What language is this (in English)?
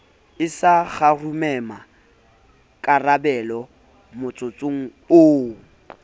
Southern Sotho